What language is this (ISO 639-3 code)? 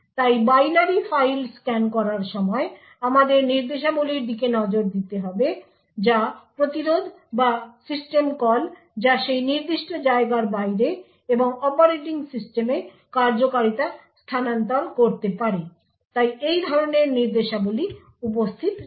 ben